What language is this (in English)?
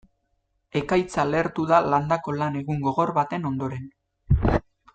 Basque